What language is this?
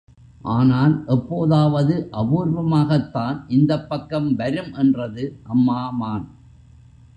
Tamil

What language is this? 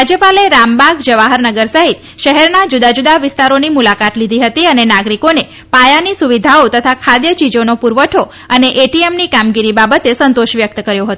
Gujarati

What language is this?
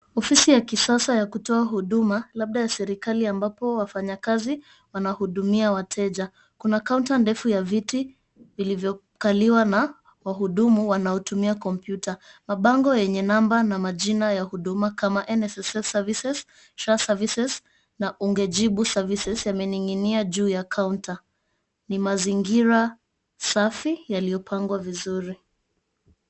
Swahili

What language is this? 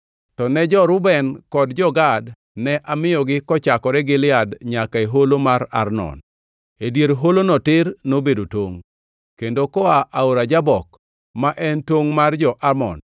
Luo (Kenya and Tanzania)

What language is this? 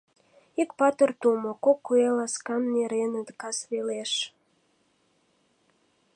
Mari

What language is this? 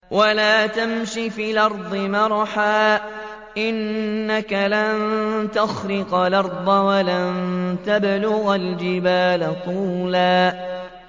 Arabic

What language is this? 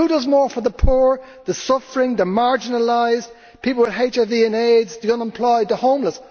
English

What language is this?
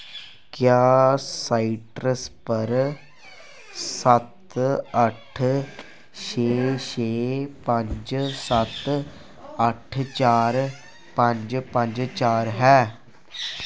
Dogri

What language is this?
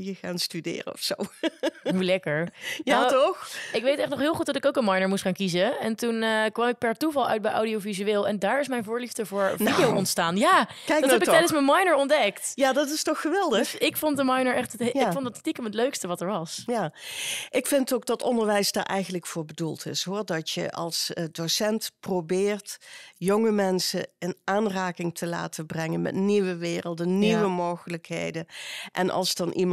Dutch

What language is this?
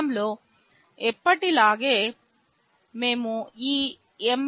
Telugu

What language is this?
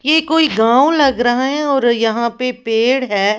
Hindi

